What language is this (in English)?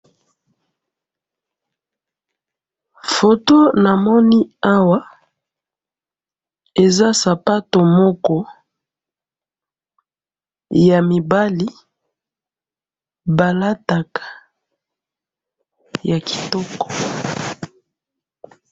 Lingala